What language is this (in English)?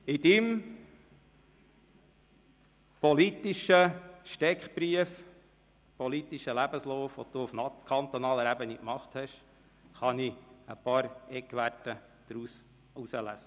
Swiss German